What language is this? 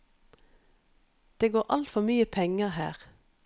Norwegian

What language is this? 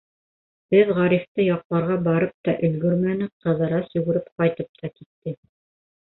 Bashkir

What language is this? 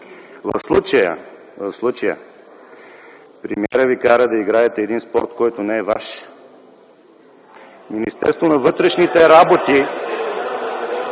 Bulgarian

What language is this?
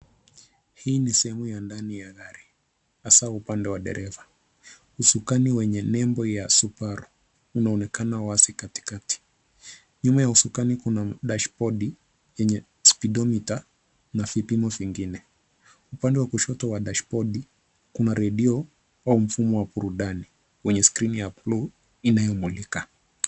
Swahili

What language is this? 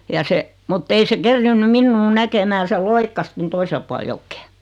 Finnish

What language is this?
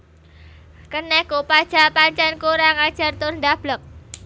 Javanese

